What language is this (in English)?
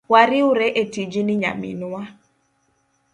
Luo (Kenya and Tanzania)